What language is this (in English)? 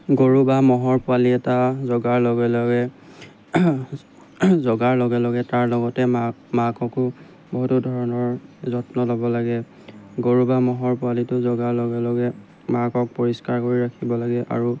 Assamese